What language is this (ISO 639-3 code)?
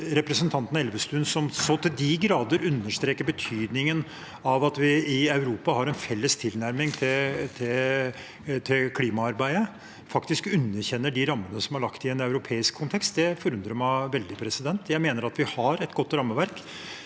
nor